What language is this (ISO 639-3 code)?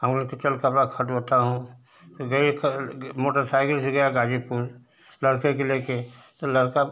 hin